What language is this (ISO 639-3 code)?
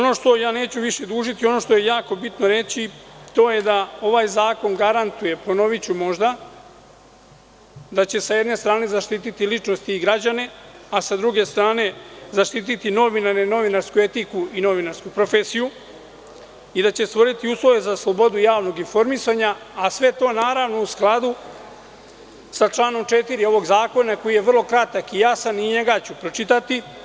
srp